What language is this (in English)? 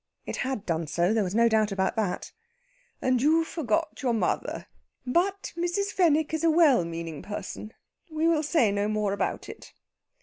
English